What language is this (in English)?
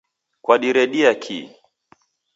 Taita